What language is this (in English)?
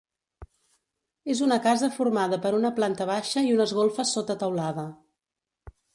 Catalan